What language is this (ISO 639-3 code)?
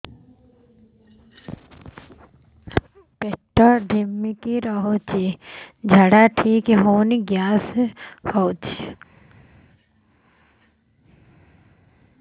ori